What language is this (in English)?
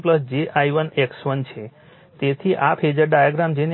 Gujarati